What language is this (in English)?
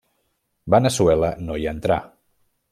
Catalan